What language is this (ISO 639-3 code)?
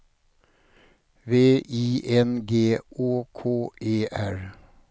swe